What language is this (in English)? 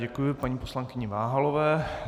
Czech